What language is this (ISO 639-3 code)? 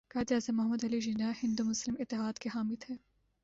urd